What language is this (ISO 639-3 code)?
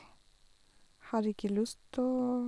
nor